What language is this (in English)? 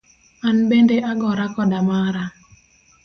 Luo (Kenya and Tanzania)